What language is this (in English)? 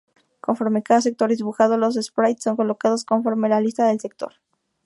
Spanish